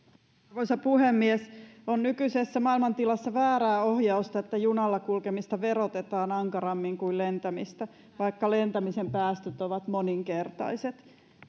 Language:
Finnish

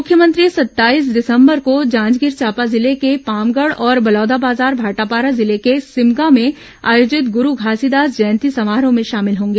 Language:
Hindi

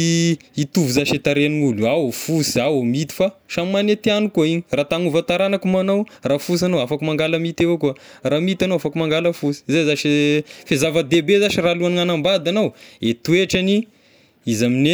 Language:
Tesaka Malagasy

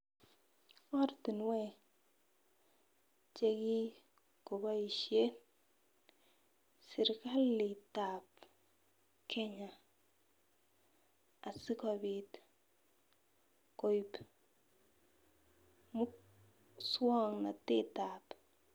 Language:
Kalenjin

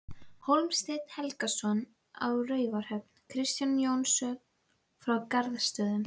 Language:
Icelandic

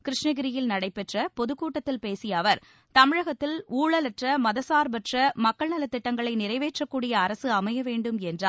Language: Tamil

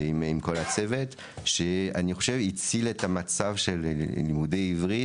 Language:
Hebrew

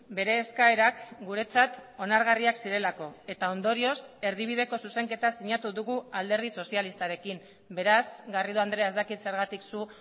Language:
Basque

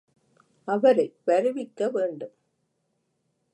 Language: Tamil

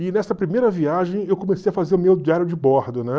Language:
Portuguese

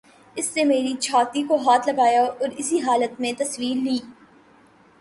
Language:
Urdu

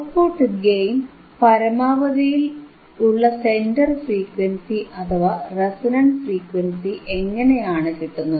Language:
Malayalam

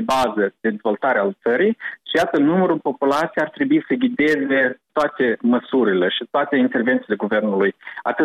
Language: Romanian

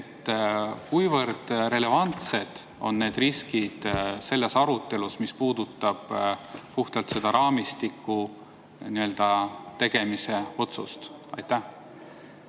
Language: Estonian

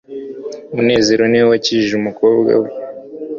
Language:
Kinyarwanda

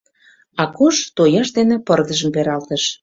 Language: Mari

